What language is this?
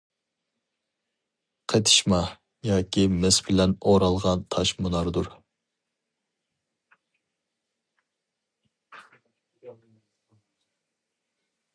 Uyghur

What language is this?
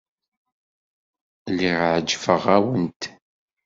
Kabyle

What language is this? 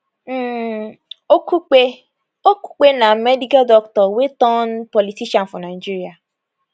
Nigerian Pidgin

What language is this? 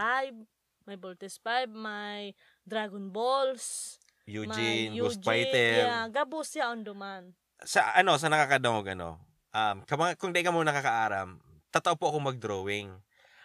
Filipino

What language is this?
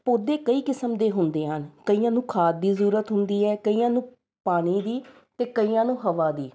Punjabi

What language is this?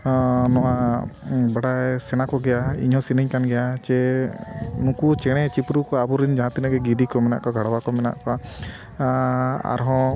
Santali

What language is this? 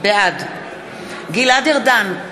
Hebrew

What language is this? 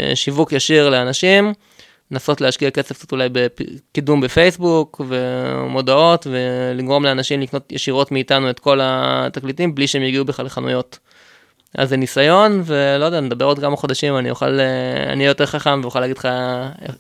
Hebrew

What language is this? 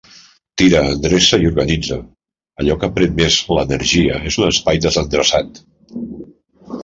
Catalan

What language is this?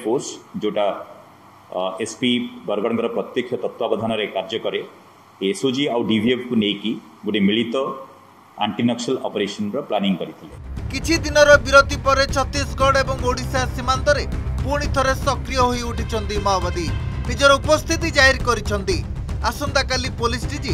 Hindi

